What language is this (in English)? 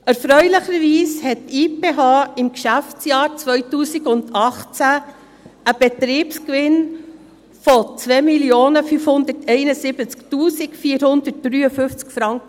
Swiss German